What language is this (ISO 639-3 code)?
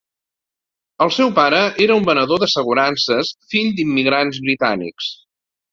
cat